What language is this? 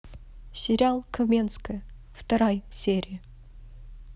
Russian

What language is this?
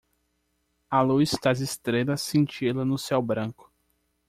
Portuguese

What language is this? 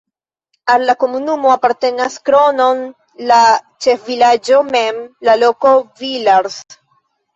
Esperanto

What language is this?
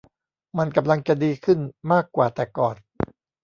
Thai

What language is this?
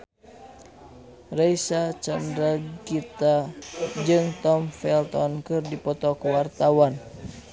Sundanese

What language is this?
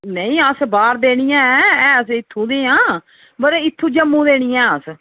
Dogri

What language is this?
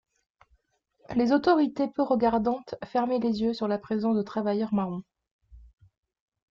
French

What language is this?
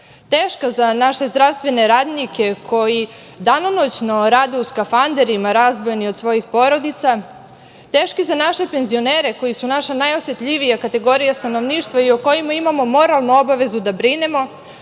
Serbian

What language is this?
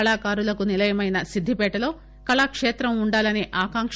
Telugu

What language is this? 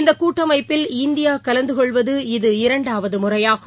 Tamil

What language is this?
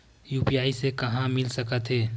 Chhattisgarhi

